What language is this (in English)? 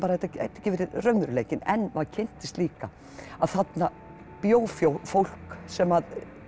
Icelandic